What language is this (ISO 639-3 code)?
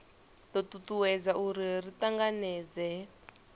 ven